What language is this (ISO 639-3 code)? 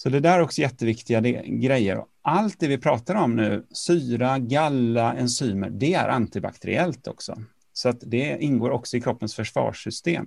swe